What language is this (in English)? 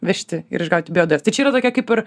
Lithuanian